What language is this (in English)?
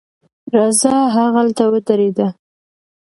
Pashto